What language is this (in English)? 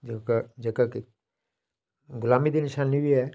Dogri